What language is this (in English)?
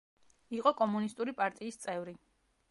Georgian